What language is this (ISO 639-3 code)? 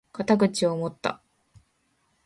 jpn